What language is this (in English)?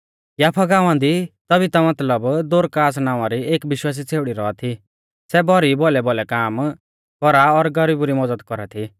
Mahasu Pahari